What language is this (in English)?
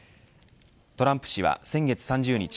Japanese